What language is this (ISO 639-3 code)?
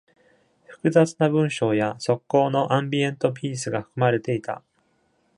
jpn